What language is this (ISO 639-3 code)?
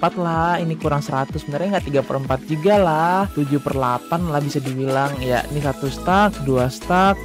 ind